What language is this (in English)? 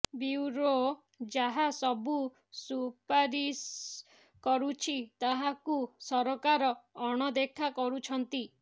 Odia